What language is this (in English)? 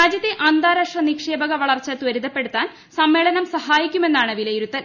Malayalam